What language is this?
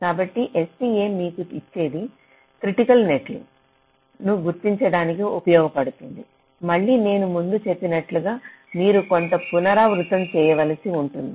Telugu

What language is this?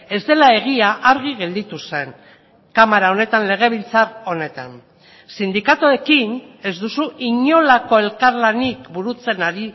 Basque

